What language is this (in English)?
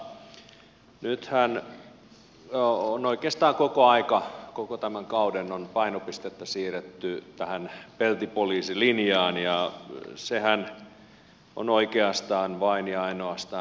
Finnish